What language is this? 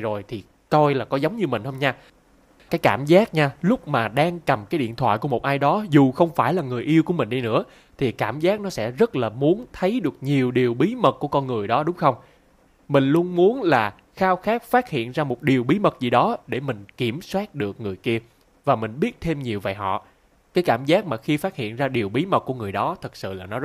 Vietnamese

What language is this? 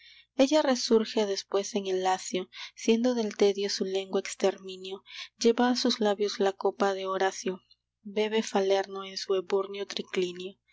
Spanish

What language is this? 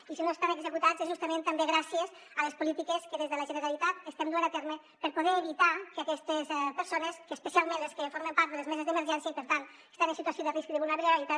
Catalan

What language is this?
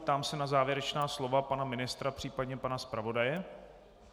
Czech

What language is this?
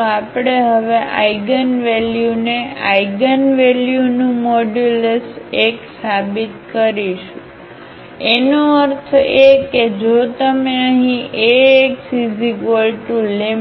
Gujarati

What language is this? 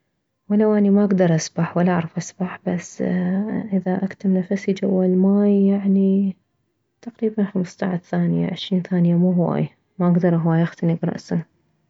Mesopotamian Arabic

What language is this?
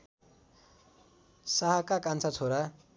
Nepali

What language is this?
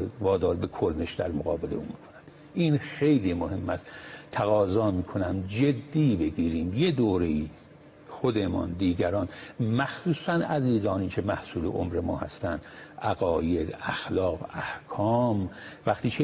Persian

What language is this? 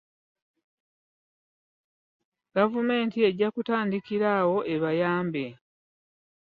Ganda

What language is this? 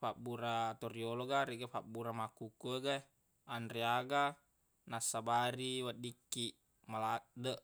Buginese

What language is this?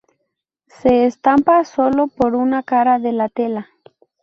Spanish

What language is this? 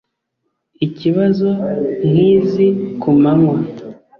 Kinyarwanda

